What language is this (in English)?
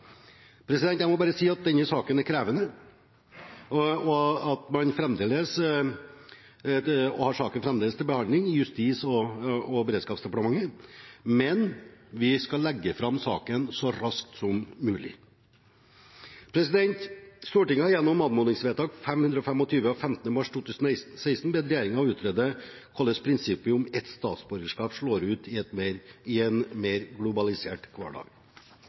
Norwegian Bokmål